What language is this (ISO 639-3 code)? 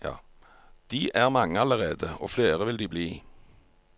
nor